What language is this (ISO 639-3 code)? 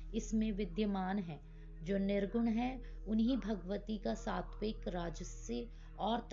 hin